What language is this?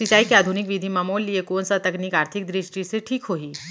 Chhattisgarhi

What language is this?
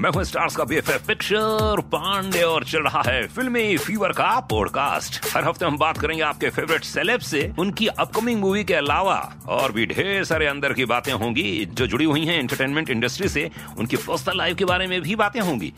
Hindi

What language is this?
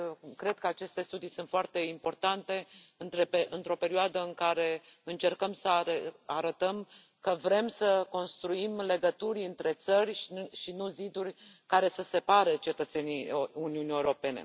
Romanian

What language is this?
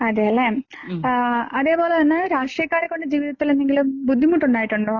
Malayalam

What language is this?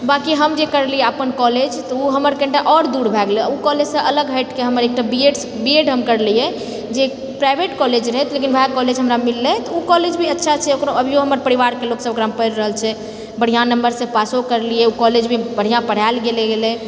Maithili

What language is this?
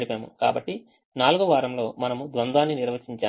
Telugu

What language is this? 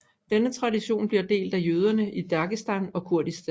Danish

